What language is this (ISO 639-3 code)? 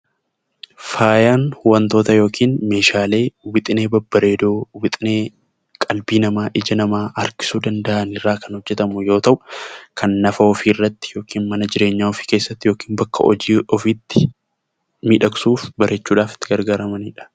orm